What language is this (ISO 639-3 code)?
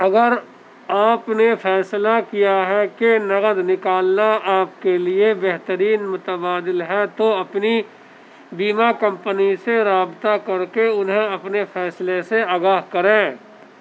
urd